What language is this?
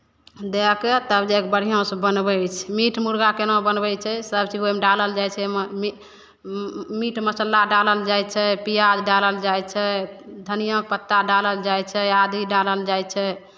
Maithili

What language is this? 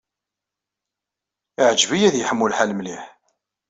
Kabyle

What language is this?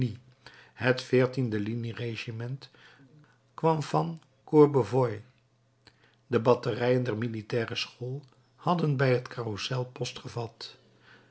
Dutch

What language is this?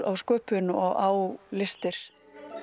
Icelandic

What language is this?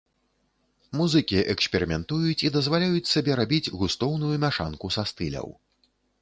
Belarusian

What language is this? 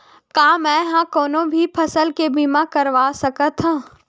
Chhattisgarhi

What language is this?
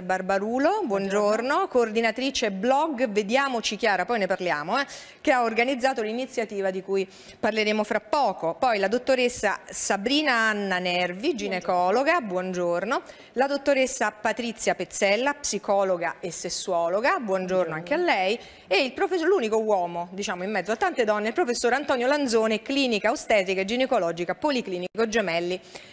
Italian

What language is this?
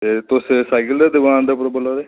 Dogri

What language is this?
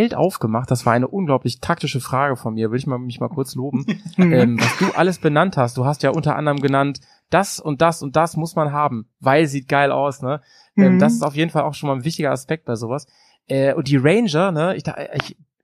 German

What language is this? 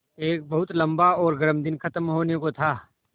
Hindi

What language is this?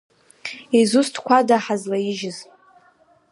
Abkhazian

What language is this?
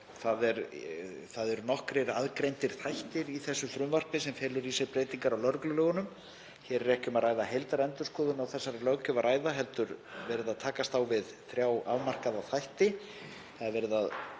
Icelandic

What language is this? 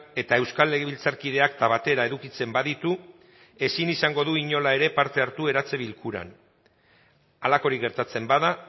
Basque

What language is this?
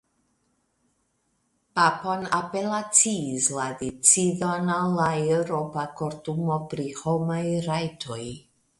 Esperanto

